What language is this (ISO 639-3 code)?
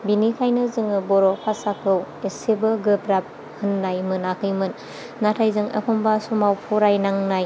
brx